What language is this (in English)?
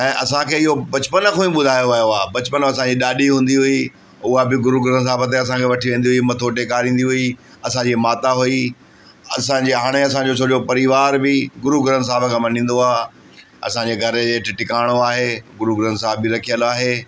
Sindhi